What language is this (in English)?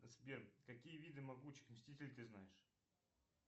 Russian